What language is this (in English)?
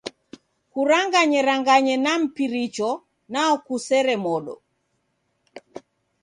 Taita